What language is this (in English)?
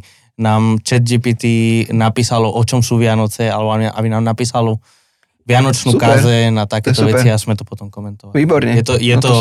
Slovak